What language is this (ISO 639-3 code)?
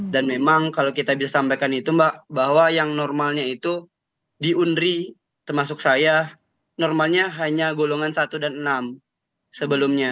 ind